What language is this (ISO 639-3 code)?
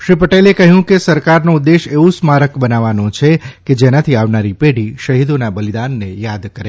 guj